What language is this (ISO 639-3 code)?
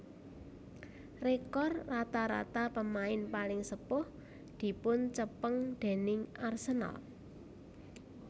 jav